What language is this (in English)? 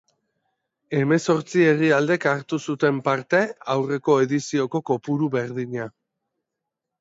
Basque